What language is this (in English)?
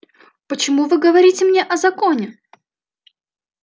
Russian